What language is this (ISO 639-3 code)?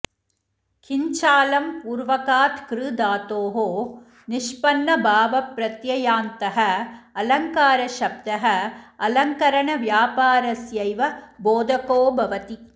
san